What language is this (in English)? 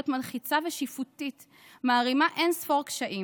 Hebrew